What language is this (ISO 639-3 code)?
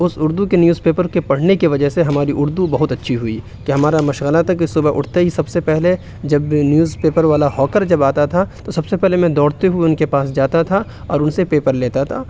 urd